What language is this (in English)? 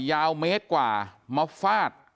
Thai